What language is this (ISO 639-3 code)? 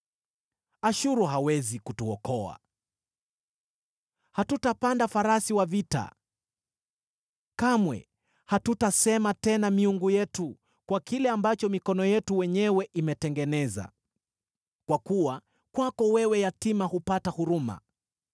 swa